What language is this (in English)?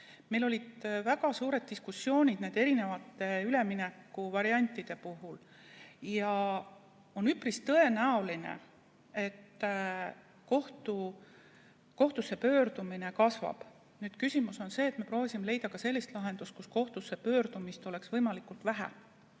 Estonian